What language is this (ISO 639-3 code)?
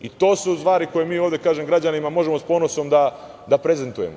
srp